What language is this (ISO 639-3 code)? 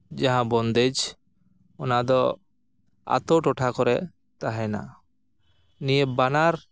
sat